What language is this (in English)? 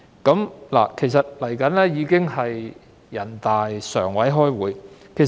Cantonese